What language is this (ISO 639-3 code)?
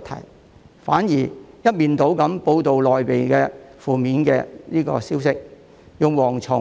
yue